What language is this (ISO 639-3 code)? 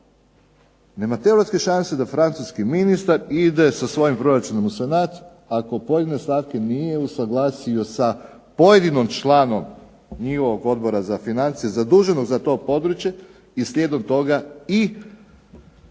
hrv